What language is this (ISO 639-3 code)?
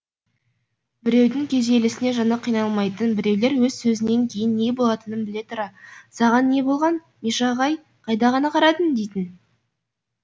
kaz